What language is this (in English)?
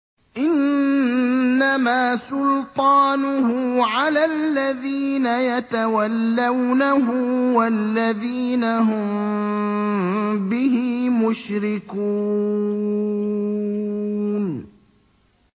Arabic